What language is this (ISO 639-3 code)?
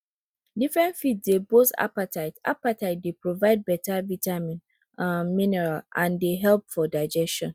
pcm